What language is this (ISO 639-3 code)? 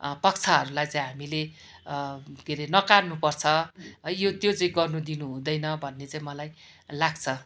nep